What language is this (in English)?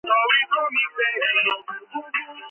Georgian